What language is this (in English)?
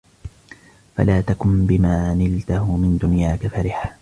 Arabic